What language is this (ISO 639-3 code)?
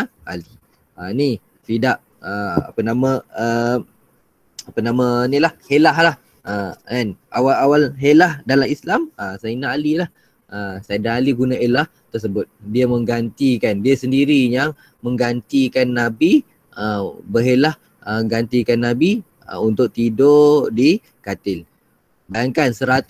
msa